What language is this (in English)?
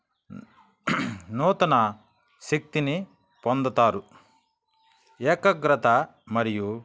Telugu